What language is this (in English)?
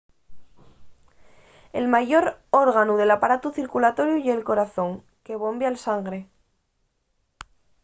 Asturian